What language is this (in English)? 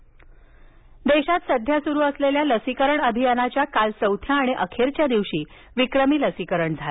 Marathi